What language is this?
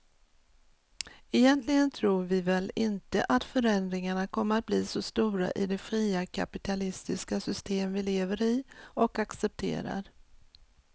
Swedish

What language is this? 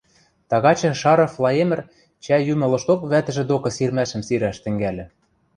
Western Mari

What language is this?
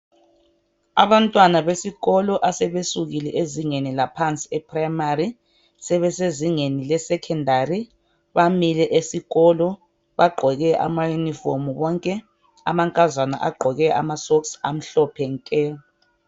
North Ndebele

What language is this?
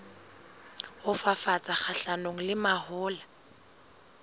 Southern Sotho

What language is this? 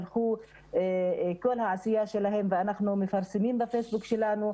Hebrew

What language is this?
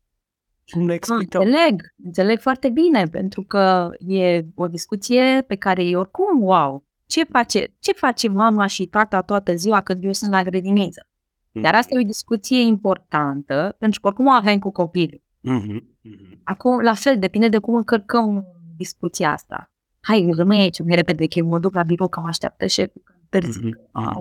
Romanian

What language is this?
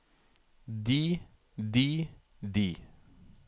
Norwegian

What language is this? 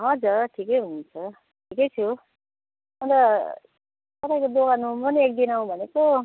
Nepali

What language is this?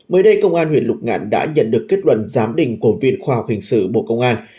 Vietnamese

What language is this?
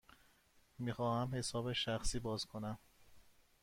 Persian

